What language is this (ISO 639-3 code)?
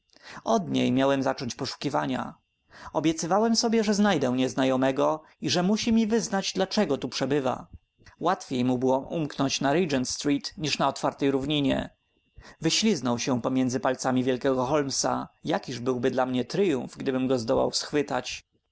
pol